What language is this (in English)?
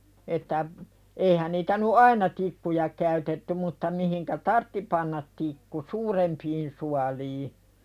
Finnish